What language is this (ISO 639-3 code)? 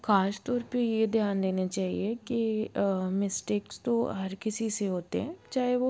hin